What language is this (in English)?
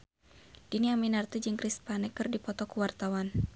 Sundanese